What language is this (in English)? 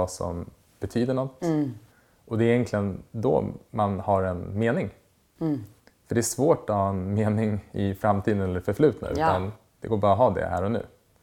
Swedish